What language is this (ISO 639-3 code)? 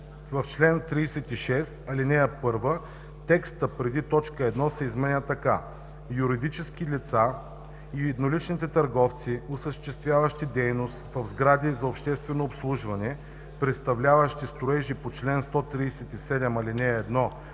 bul